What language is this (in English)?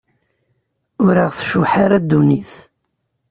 Kabyle